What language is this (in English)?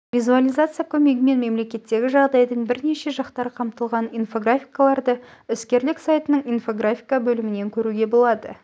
Kazakh